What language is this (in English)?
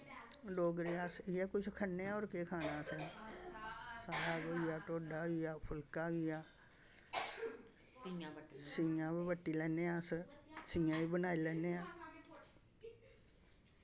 Dogri